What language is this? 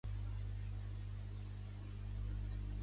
Catalan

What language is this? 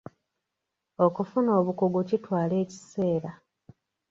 Ganda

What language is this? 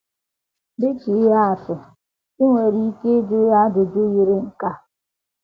Igbo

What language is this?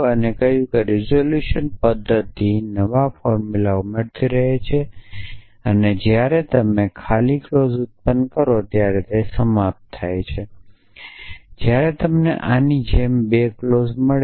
Gujarati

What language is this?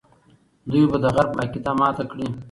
Pashto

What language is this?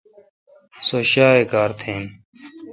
Kalkoti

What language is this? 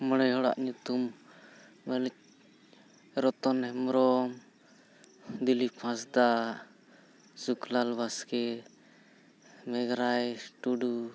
Santali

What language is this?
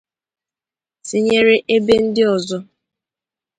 Igbo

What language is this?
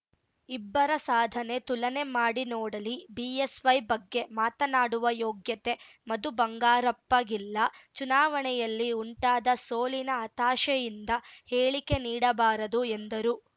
Kannada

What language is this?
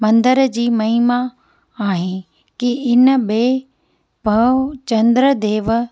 Sindhi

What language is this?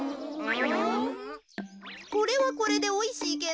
Japanese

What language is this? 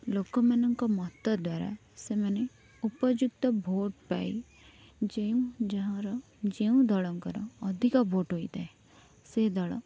Odia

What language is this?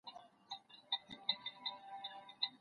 Pashto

